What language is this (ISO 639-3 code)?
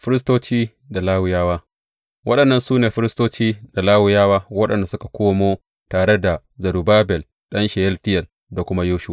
hau